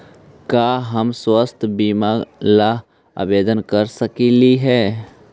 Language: Magahi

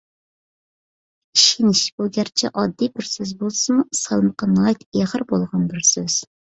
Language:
Uyghur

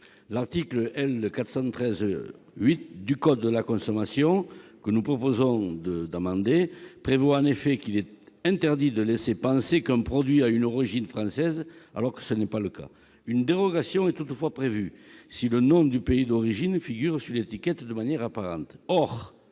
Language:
French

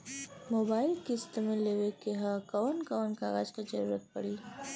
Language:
Bhojpuri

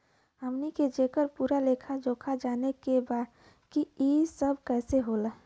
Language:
Bhojpuri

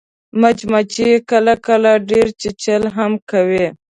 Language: Pashto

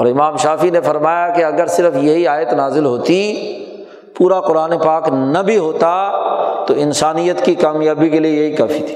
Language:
Urdu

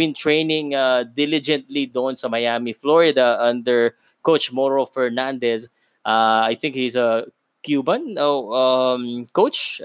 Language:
Filipino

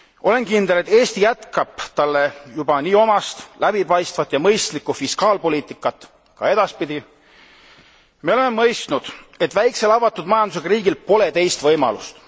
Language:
Estonian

